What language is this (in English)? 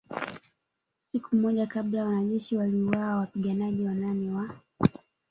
Swahili